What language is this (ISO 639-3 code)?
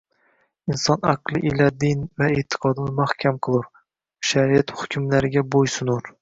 uzb